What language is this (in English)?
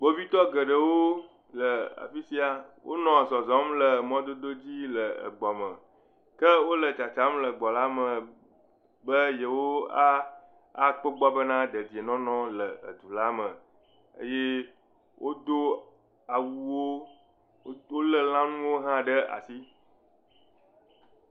Ewe